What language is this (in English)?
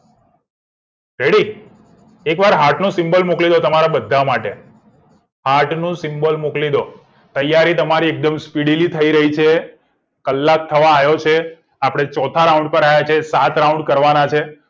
Gujarati